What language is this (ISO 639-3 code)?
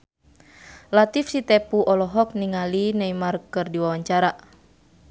sun